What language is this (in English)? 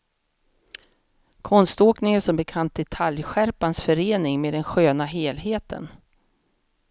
Swedish